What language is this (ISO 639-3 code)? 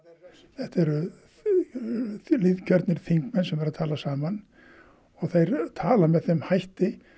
isl